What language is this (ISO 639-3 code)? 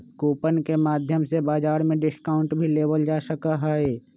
mag